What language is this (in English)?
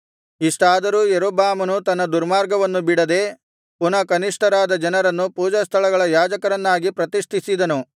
Kannada